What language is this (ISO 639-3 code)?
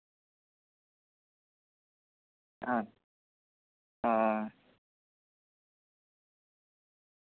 sat